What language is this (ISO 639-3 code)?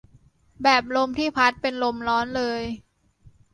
tha